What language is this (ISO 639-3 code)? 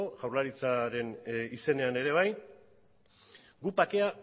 eus